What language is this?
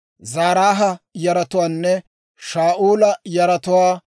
Dawro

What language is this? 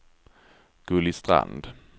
Swedish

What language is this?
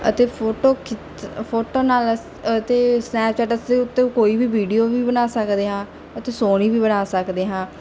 Punjabi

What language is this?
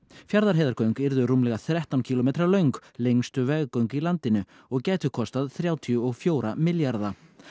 Icelandic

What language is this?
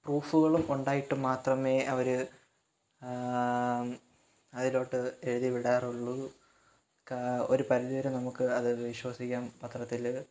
Malayalam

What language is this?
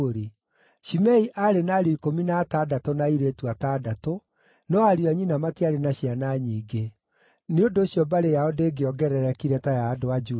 Kikuyu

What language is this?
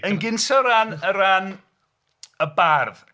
Welsh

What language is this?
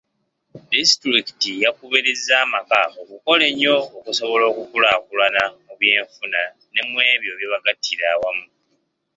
Ganda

